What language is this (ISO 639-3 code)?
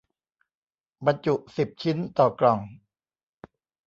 tha